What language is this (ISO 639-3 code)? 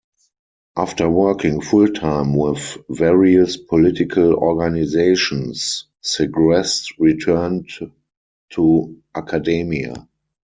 eng